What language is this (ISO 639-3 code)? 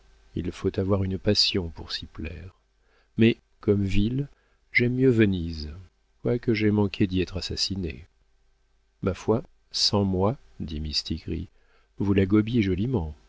fra